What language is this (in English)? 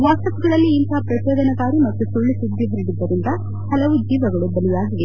Kannada